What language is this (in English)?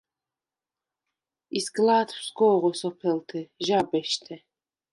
Svan